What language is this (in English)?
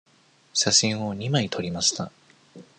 Japanese